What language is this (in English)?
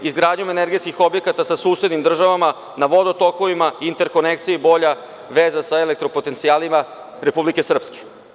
Serbian